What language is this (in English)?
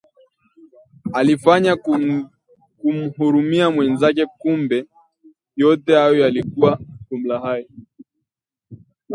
Swahili